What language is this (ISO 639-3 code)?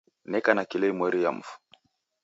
dav